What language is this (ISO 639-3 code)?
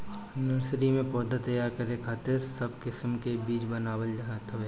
bho